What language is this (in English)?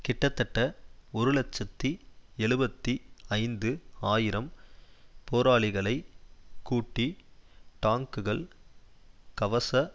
Tamil